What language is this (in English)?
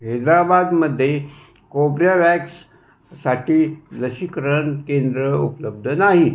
Marathi